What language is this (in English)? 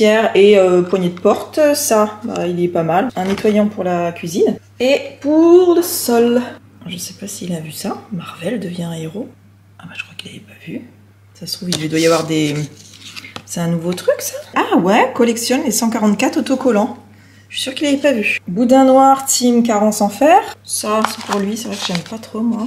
French